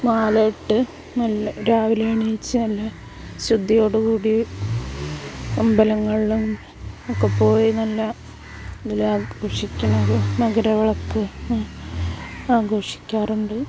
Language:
Malayalam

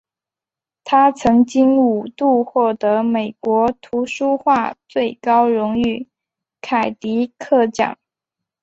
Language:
Chinese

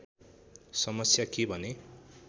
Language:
Nepali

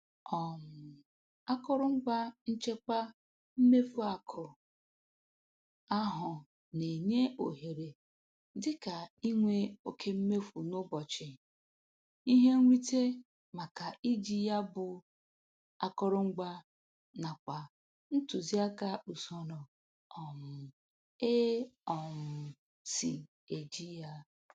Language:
Igbo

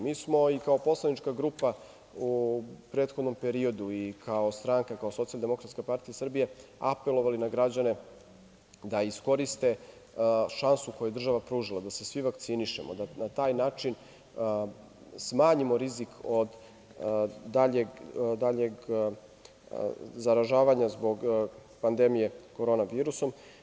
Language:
Serbian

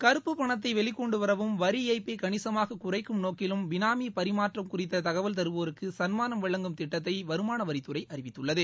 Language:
Tamil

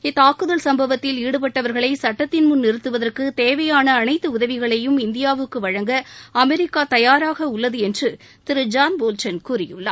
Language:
Tamil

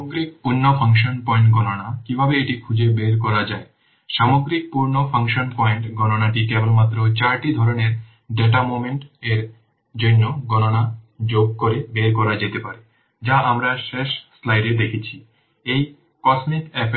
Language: Bangla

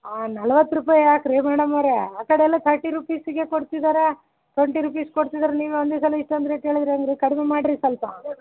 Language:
Kannada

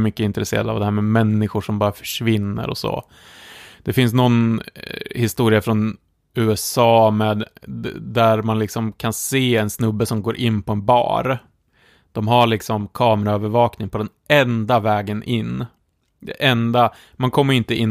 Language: Swedish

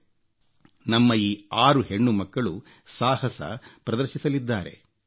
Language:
Kannada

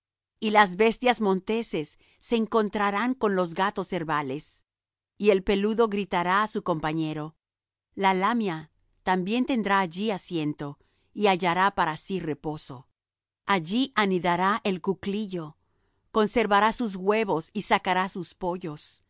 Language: Spanish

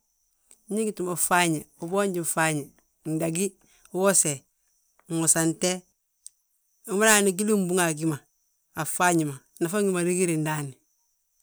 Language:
Balanta-Ganja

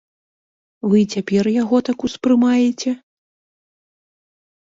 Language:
Belarusian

